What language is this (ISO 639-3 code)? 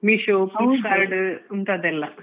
kan